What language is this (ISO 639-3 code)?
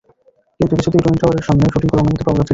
ben